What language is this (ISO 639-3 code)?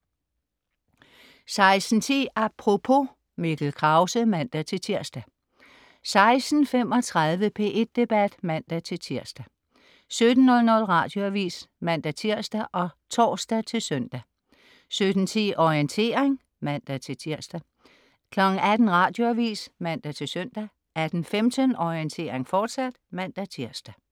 dan